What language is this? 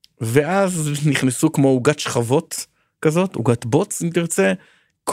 Hebrew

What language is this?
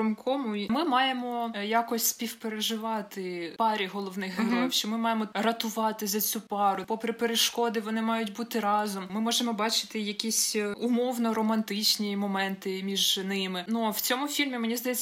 Ukrainian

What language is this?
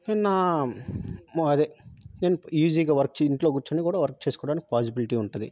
Telugu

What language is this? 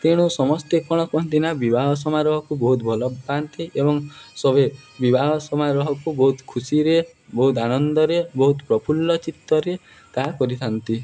Odia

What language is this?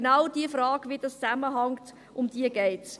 Swiss German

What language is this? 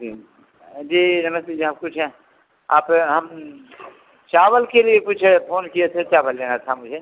Hindi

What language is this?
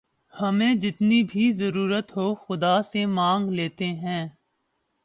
Urdu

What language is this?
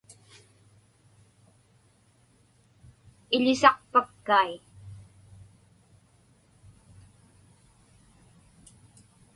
Inupiaq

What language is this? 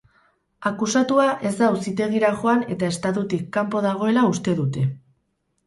Basque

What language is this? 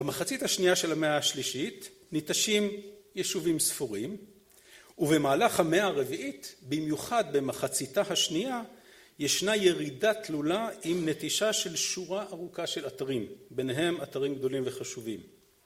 Hebrew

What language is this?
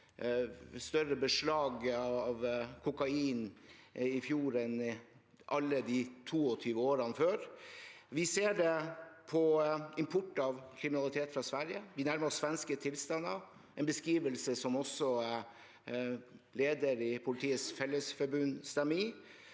Norwegian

